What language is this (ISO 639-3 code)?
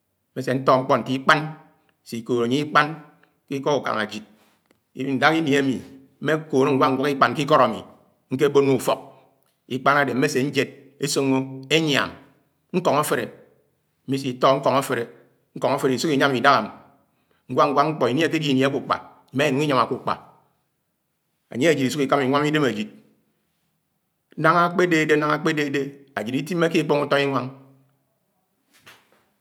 anw